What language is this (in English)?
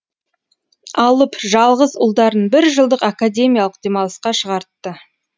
Kazakh